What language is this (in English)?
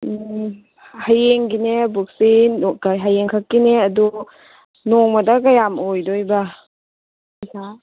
Manipuri